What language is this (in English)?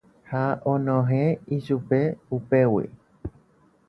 Guarani